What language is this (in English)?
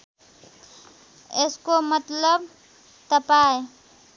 Nepali